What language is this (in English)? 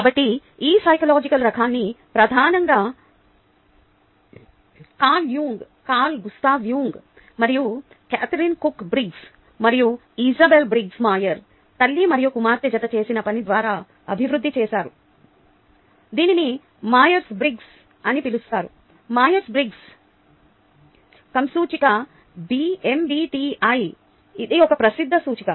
Telugu